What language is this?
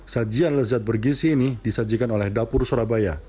Indonesian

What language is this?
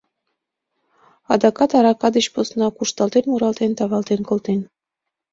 Mari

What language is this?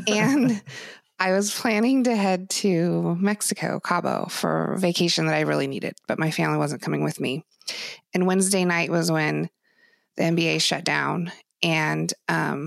English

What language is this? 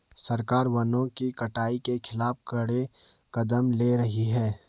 Hindi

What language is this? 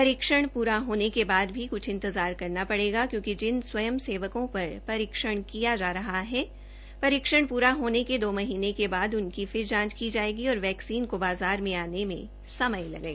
Hindi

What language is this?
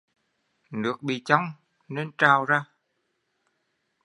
Vietnamese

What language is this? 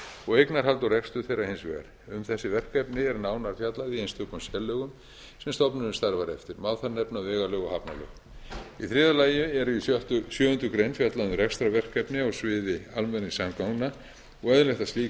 Icelandic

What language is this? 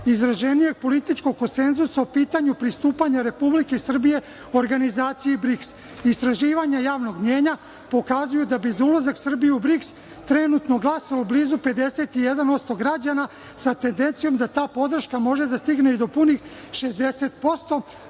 Serbian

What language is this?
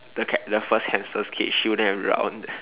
English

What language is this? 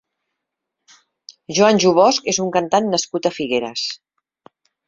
Catalan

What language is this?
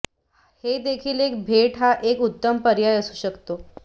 Marathi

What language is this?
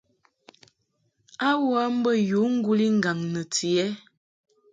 Mungaka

